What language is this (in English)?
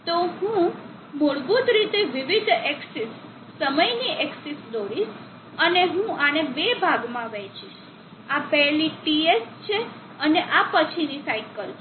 Gujarati